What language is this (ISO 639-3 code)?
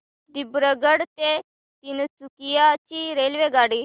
mar